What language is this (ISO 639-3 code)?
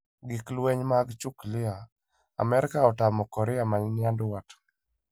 luo